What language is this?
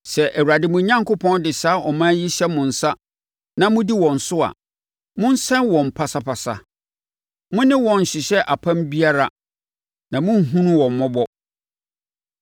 Akan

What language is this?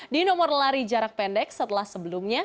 Indonesian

